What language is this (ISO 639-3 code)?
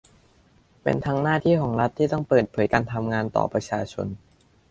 tha